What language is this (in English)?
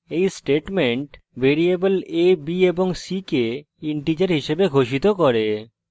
Bangla